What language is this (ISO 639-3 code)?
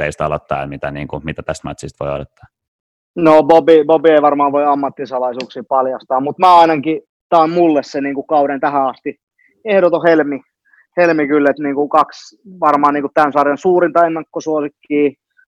fin